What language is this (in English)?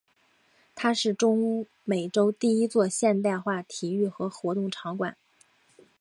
Chinese